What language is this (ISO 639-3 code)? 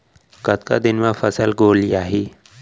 hne